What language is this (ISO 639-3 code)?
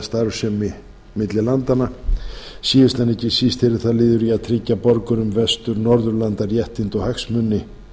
isl